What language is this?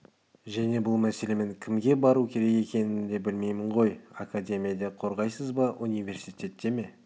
Kazakh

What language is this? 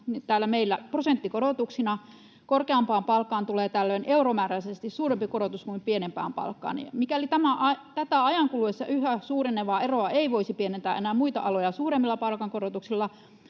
Finnish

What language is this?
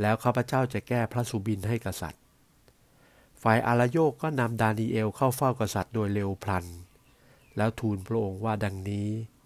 Thai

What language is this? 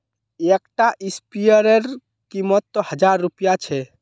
Magahi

